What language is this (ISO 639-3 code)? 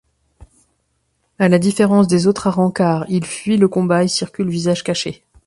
fra